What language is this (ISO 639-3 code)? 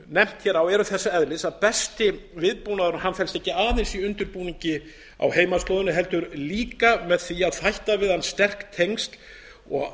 isl